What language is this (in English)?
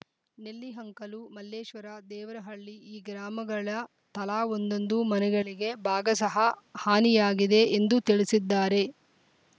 Kannada